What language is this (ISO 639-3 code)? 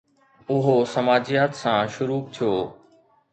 snd